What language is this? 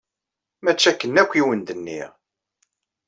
Kabyle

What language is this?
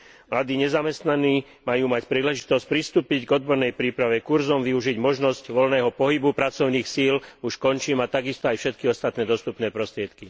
Slovak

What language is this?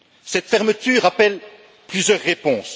French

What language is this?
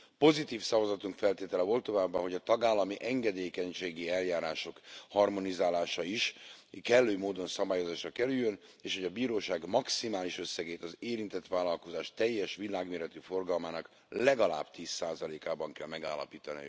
Hungarian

